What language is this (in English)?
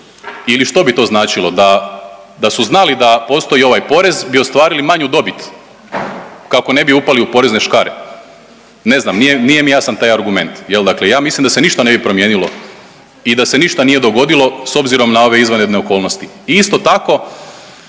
Croatian